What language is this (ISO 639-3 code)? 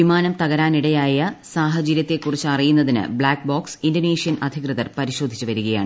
mal